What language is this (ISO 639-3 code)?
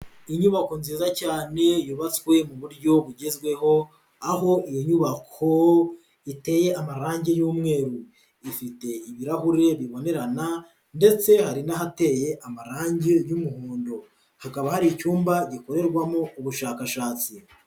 kin